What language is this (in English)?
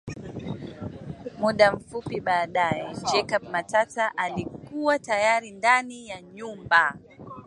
Swahili